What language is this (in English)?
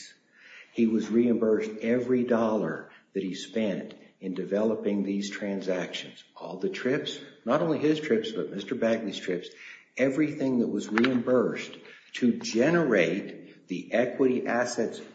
English